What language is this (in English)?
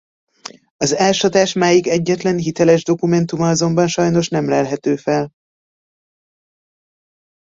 Hungarian